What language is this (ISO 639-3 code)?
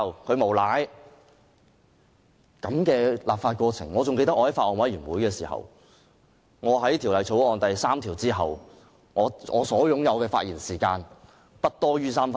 yue